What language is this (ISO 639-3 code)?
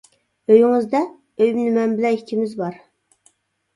uig